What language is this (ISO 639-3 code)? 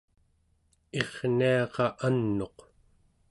esu